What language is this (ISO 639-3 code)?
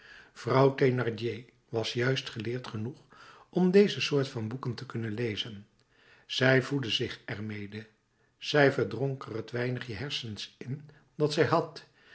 nld